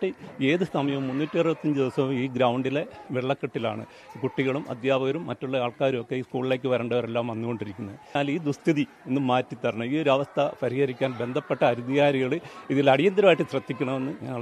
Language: Arabic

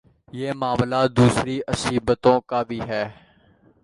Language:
Urdu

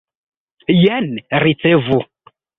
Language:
Esperanto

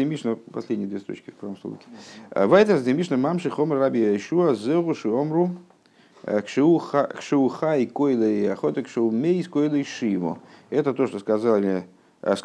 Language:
Russian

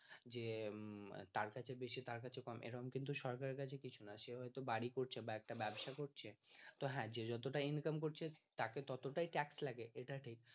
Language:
Bangla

